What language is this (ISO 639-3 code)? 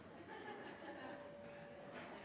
nob